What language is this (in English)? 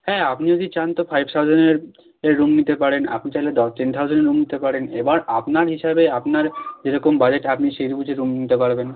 Bangla